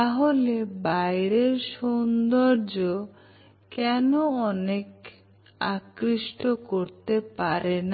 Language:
Bangla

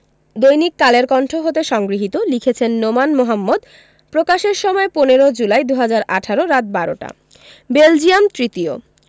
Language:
Bangla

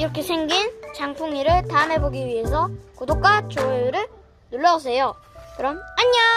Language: Korean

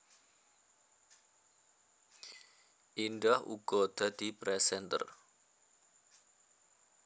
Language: Javanese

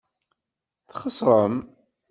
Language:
Kabyle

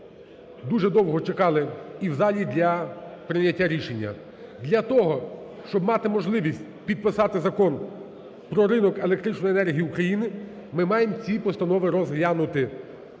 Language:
Ukrainian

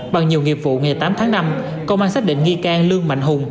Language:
Vietnamese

